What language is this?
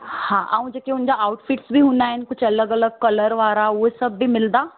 Sindhi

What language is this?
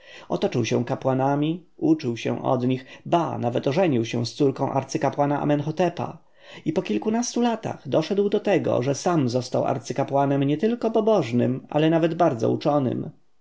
Polish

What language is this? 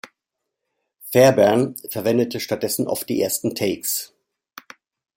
German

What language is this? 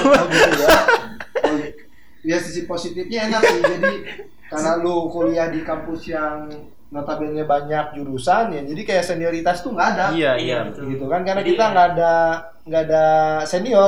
Indonesian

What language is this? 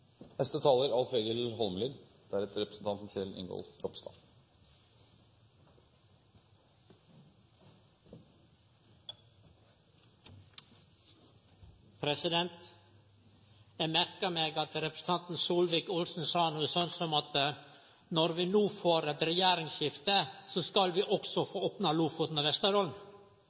Norwegian Nynorsk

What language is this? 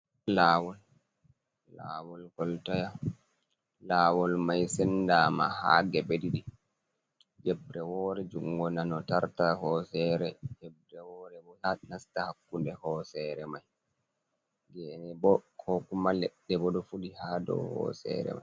Fula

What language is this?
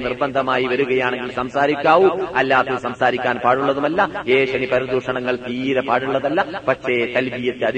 Malayalam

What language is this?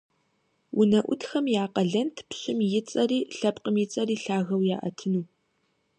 Kabardian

